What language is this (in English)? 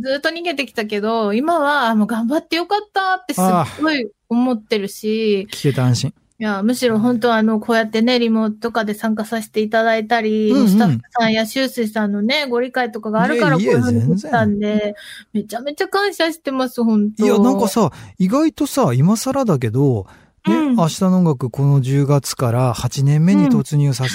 Japanese